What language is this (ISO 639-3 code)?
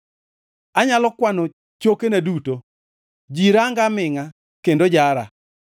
luo